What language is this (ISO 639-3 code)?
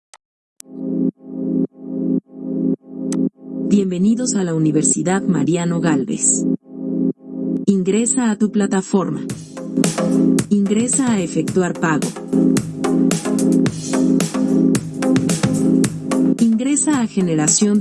spa